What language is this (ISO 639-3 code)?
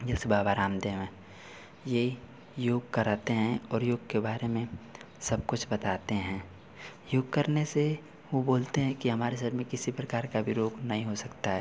hin